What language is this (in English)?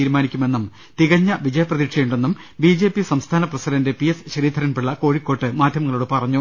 Malayalam